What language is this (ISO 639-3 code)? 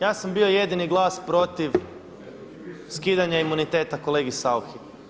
hrv